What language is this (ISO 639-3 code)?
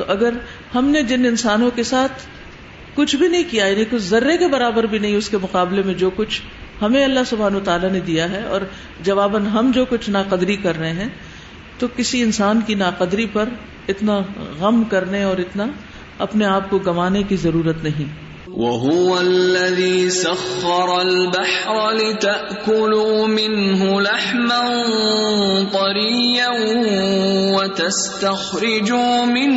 urd